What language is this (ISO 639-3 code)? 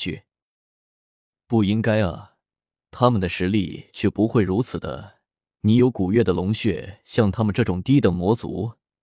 zho